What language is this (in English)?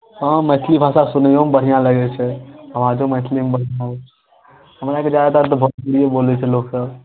Maithili